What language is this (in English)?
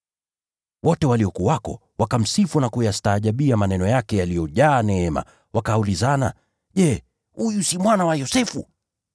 Swahili